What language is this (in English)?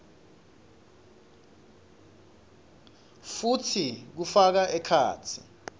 Swati